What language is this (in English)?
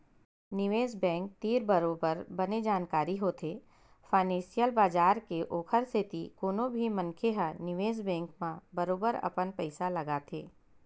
Chhattisgarhi